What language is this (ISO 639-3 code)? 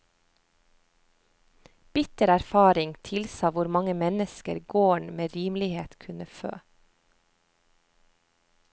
nor